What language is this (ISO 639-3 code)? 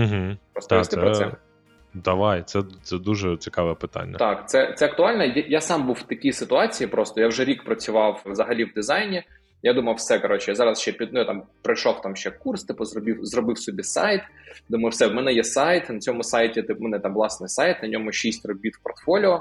ukr